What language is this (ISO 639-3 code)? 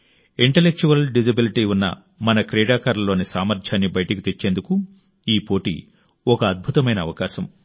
tel